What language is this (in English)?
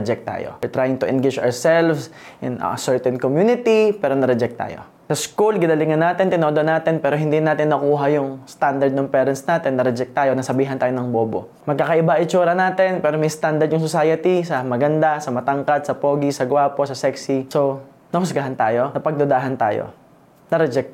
Filipino